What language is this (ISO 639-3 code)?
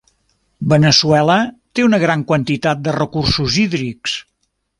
cat